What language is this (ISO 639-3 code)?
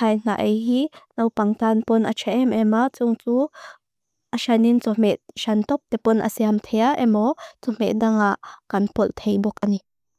lus